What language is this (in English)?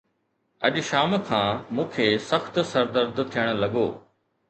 Sindhi